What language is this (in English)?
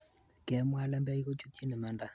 Kalenjin